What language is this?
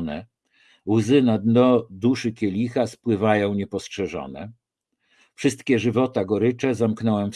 Polish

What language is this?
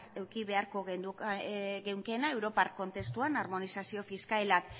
Basque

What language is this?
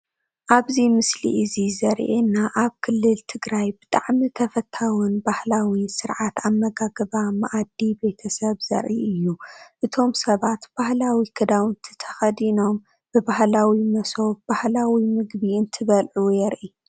Tigrinya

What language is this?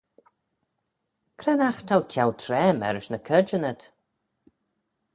Manx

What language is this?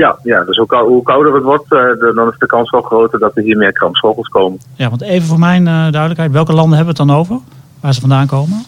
Dutch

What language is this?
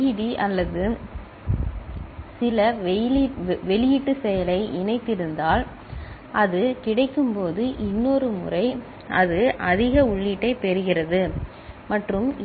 Tamil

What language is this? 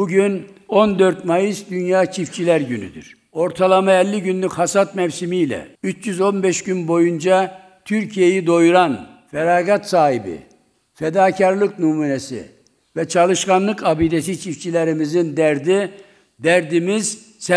Turkish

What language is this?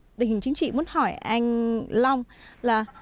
Vietnamese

